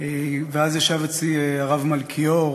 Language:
Hebrew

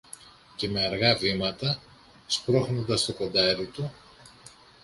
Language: Greek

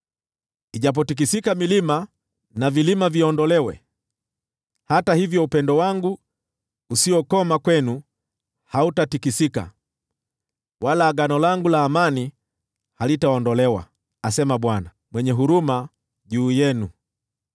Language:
Swahili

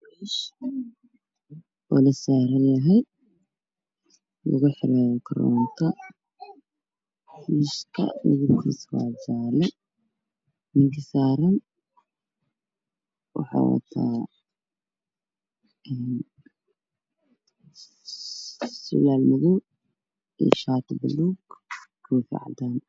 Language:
Somali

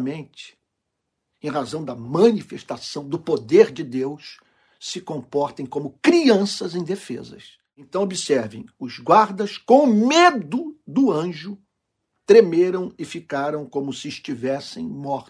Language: Portuguese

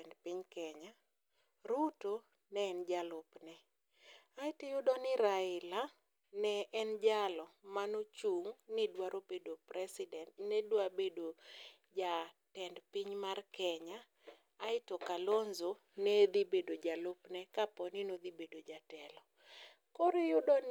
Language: Luo (Kenya and Tanzania)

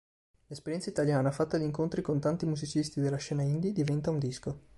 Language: Italian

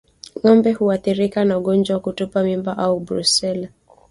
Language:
Swahili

